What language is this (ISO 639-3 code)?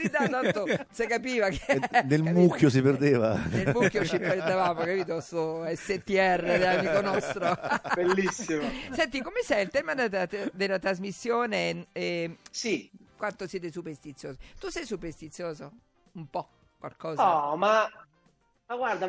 ita